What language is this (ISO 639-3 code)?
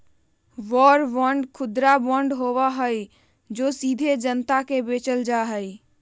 mag